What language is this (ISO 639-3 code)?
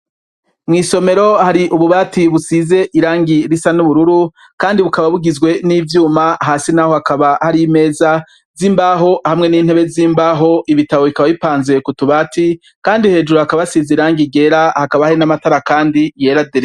run